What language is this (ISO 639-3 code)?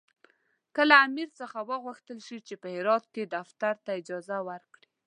pus